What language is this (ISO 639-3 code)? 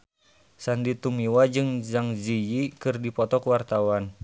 sun